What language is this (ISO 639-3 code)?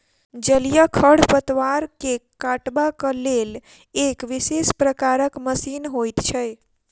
mai